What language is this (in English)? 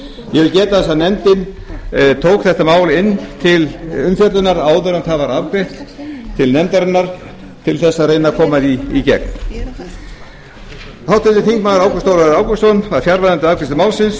Icelandic